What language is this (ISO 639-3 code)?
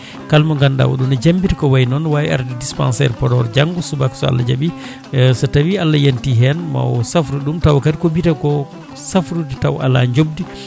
ful